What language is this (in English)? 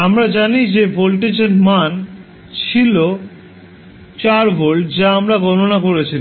Bangla